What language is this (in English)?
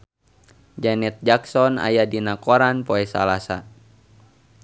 Sundanese